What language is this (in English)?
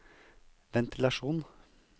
Norwegian